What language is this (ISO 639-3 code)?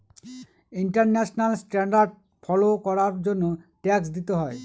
ben